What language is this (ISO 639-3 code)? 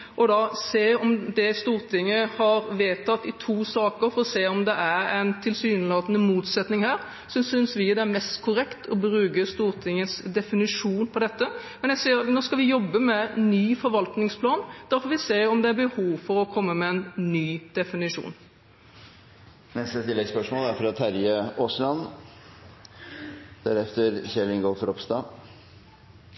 nor